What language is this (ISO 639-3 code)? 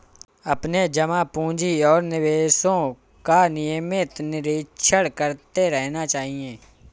hin